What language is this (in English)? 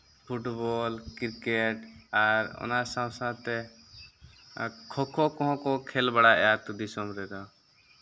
Santali